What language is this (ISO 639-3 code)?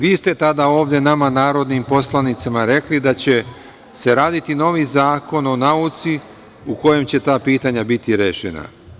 srp